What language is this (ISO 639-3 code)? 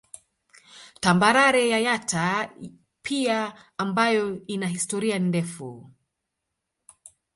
swa